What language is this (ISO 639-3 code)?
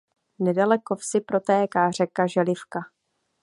ces